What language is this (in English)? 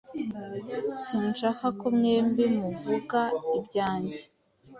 Kinyarwanda